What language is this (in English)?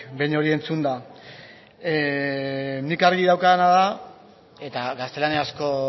Basque